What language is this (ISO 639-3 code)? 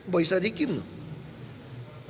ind